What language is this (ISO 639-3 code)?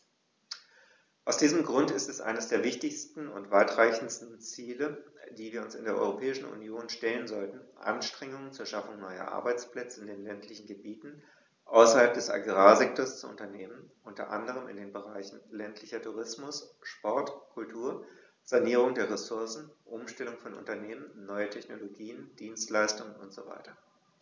deu